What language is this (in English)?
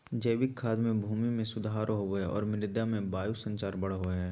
Magahi